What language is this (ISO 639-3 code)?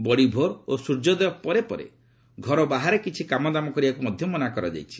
ori